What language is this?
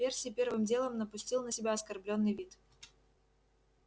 Russian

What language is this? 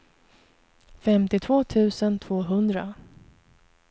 Swedish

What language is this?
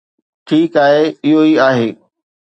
Sindhi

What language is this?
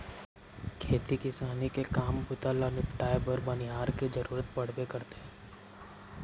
Chhattisgarhi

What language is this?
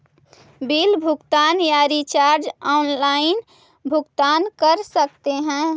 Magahi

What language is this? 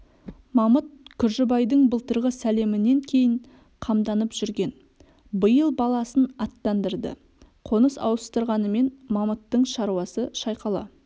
Kazakh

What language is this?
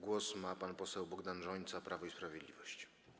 Polish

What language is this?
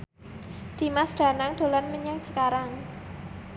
Javanese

